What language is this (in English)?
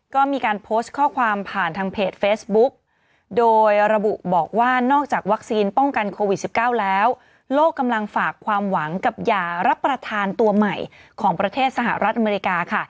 Thai